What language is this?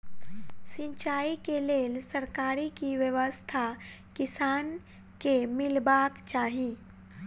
Maithili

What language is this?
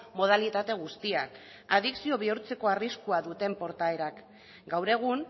Basque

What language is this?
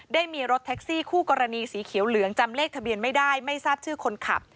Thai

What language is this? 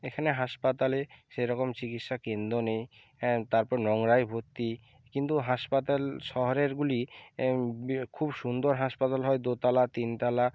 Bangla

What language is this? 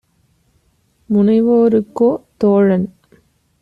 Tamil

